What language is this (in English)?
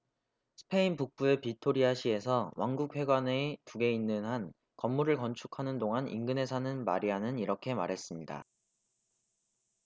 Korean